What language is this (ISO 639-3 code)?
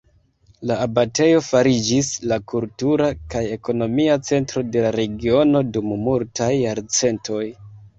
epo